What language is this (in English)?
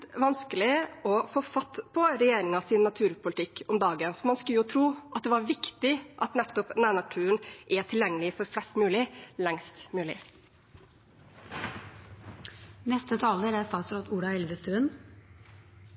Norwegian Bokmål